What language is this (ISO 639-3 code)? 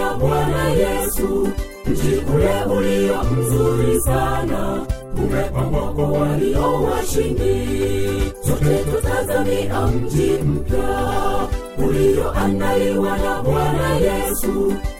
swa